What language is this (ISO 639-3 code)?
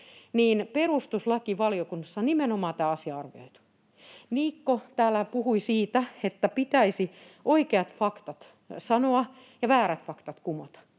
fin